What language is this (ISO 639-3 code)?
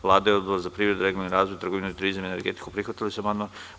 srp